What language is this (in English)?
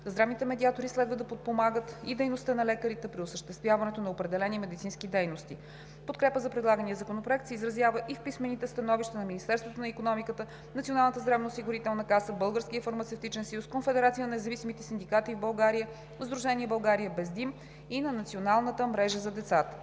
Bulgarian